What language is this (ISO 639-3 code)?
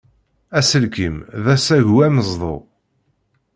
kab